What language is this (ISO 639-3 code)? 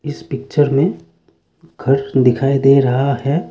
hin